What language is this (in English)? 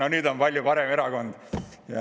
Estonian